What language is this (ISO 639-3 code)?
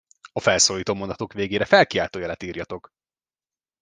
hun